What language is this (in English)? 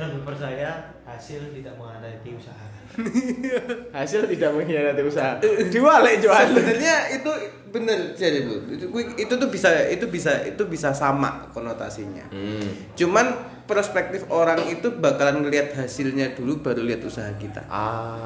Indonesian